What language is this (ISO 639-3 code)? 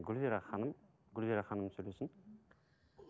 kaz